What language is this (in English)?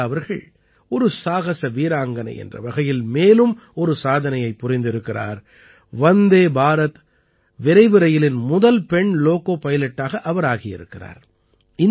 Tamil